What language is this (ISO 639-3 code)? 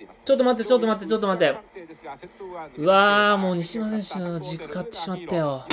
jpn